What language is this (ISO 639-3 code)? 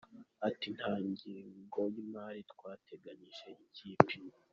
kin